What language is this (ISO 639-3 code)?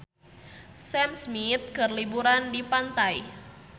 sun